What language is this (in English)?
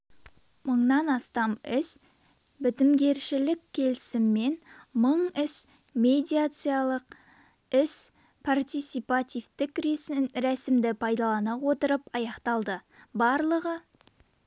Kazakh